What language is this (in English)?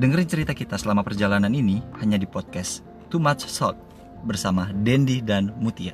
Indonesian